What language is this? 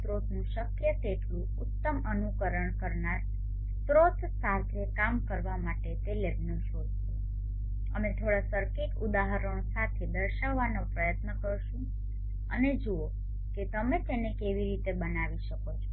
Gujarati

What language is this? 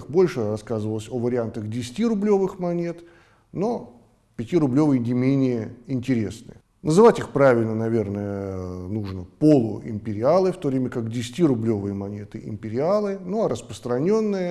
Russian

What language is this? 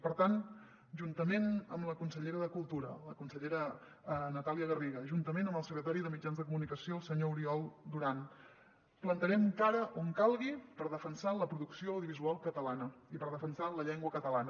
Catalan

